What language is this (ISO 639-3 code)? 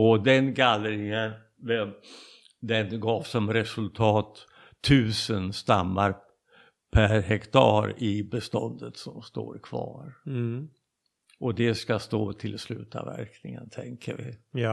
swe